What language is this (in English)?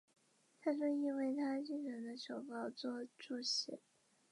Chinese